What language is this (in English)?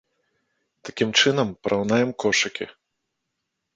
Belarusian